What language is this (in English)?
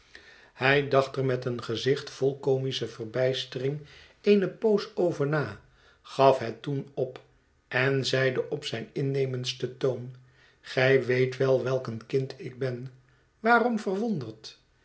Dutch